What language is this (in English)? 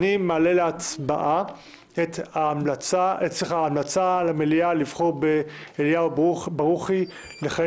Hebrew